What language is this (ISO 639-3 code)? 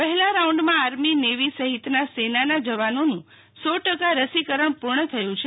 guj